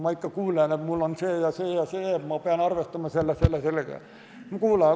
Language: Estonian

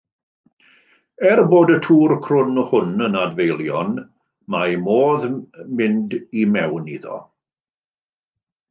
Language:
Welsh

